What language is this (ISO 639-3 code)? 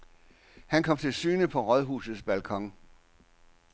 dan